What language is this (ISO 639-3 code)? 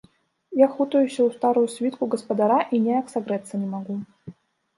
bel